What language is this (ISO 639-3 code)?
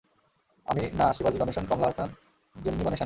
ben